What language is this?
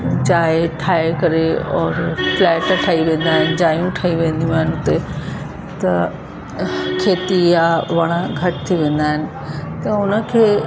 Sindhi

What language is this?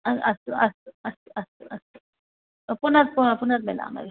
Sanskrit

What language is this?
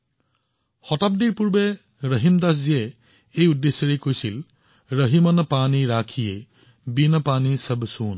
Assamese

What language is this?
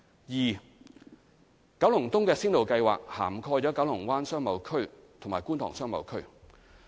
Cantonese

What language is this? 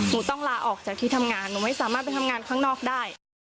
Thai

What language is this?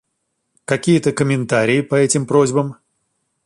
Russian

